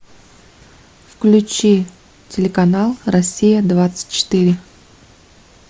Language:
Russian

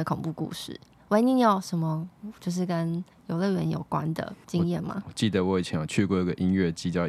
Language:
Chinese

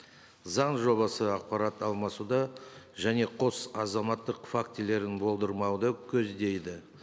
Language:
Kazakh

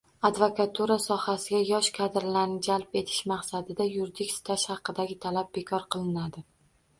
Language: Uzbek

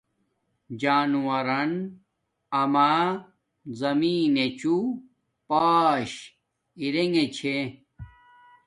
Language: Domaaki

